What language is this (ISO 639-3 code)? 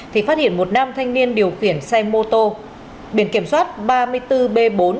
vie